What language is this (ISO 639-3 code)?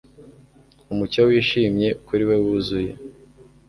kin